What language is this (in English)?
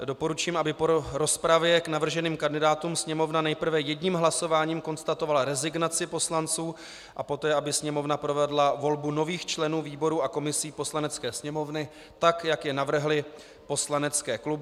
Czech